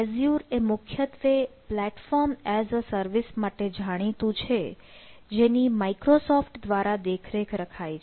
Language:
Gujarati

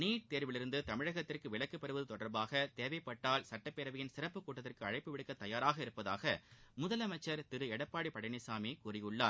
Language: Tamil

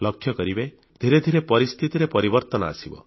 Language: Odia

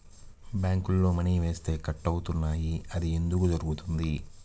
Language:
Telugu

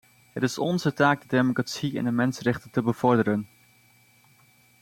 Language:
Dutch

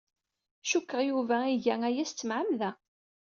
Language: Kabyle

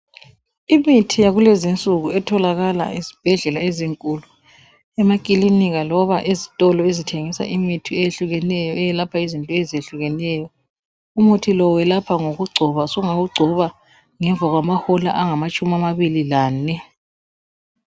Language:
North Ndebele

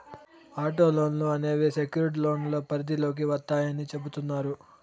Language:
Telugu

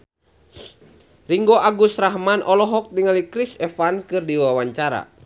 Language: Sundanese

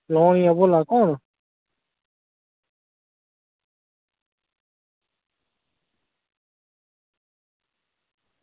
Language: Dogri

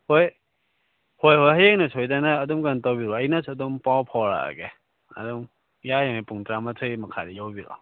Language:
Manipuri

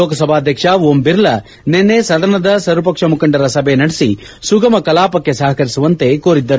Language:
Kannada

